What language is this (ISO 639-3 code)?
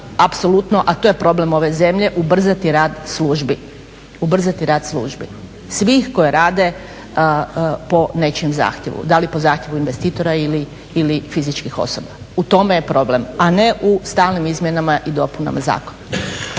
hrv